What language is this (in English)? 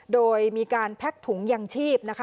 Thai